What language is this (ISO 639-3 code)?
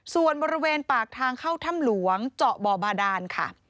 tha